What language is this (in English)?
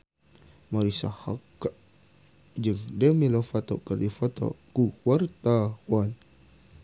Sundanese